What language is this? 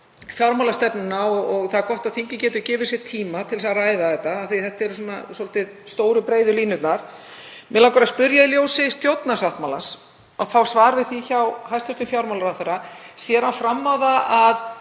Icelandic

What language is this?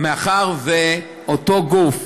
Hebrew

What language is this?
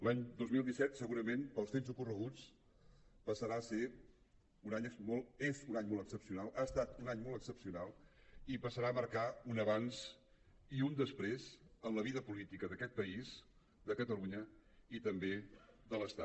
Catalan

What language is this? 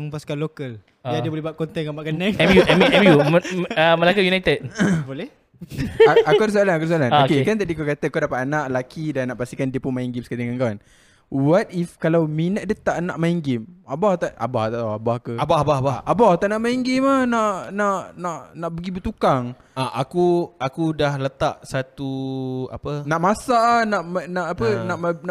Malay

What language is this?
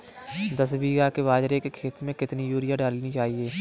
Hindi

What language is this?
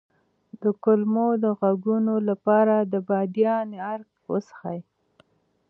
Pashto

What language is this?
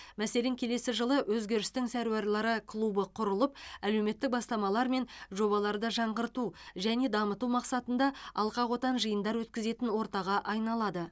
Kazakh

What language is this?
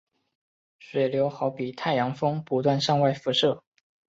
Chinese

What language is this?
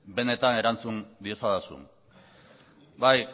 Basque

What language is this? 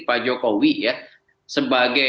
Indonesian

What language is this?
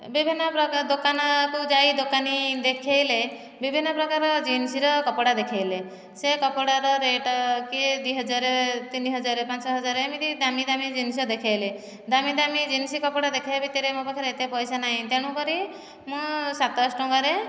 Odia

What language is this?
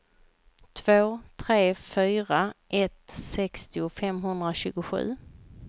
Swedish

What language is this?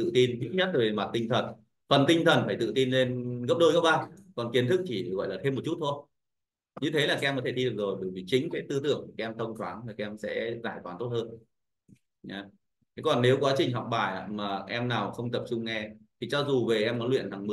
Vietnamese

